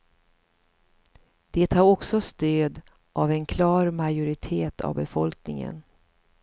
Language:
Swedish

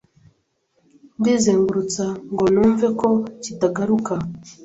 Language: Kinyarwanda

